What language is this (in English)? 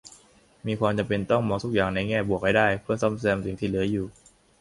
Thai